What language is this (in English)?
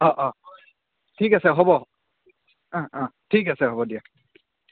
Assamese